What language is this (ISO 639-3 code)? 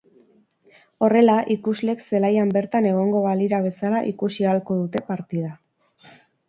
eus